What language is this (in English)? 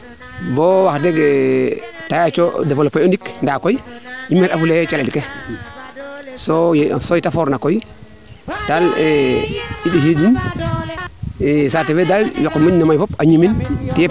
Serer